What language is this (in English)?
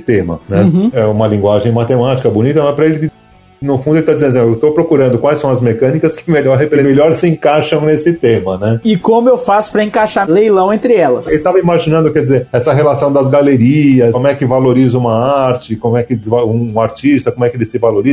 Portuguese